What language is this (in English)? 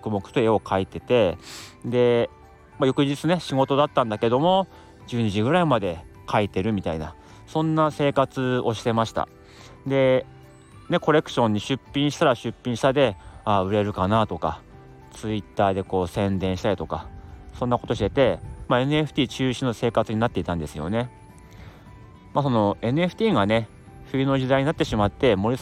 Japanese